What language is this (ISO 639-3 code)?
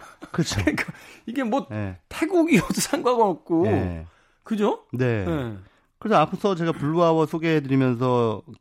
kor